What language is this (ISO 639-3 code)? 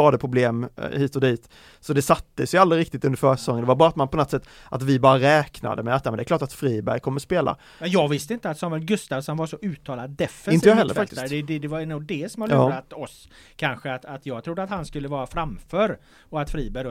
swe